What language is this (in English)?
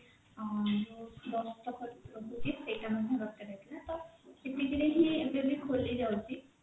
Odia